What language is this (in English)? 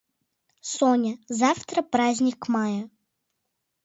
Mari